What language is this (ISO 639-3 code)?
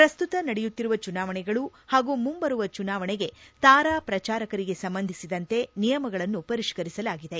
kan